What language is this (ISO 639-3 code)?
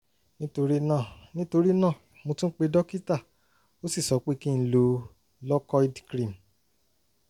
yor